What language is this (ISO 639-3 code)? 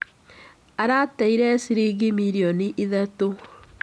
kik